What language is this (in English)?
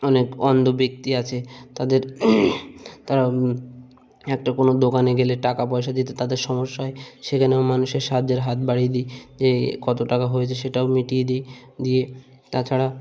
Bangla